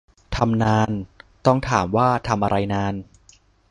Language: Thai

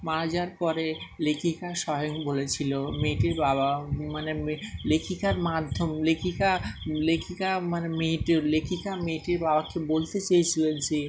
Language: Bangla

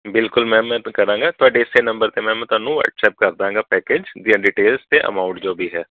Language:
Punjabi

